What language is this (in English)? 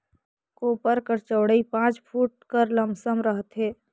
Chhattisgarhi